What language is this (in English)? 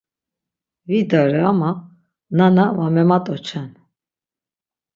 Laz